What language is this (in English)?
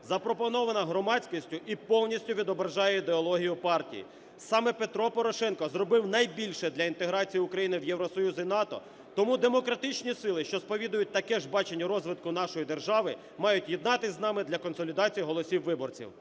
Ukrainian